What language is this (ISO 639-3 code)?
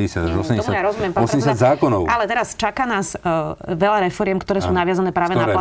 slk